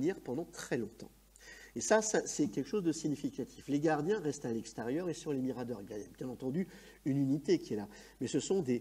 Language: French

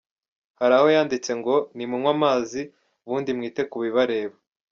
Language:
Kinyarwanda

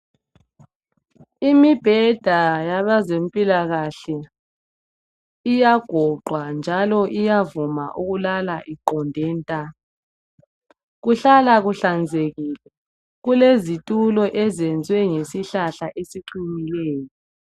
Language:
North Ndebele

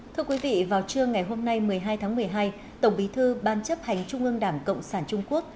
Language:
Vietnamese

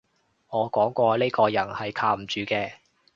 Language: Cantonese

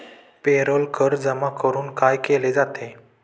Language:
Marathi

